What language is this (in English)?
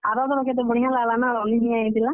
Odia